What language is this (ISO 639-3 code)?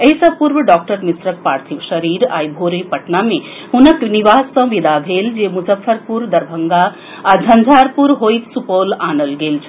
mai